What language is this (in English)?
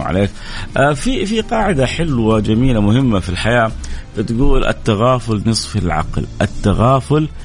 Arabic